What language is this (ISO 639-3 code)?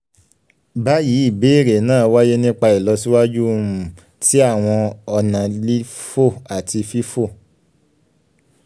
yor